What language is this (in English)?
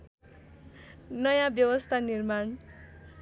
Nepali